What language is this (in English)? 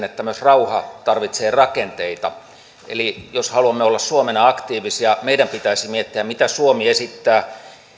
Finnish